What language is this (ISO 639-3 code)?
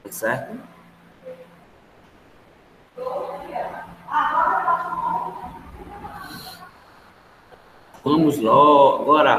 por